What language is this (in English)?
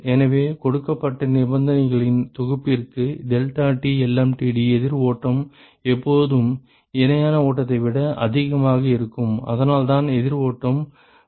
Tamil